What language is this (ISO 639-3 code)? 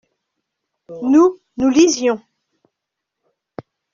fra